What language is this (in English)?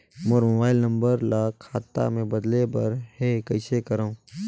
Chhattisgarhi